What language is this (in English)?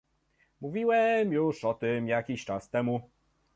Polish